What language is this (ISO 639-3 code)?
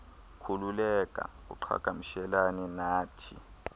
xho